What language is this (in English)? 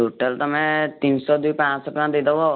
Odia